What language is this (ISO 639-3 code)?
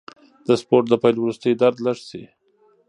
pus